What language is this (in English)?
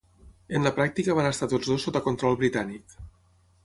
Catalan